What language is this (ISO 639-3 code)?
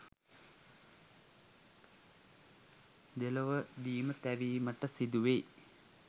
sin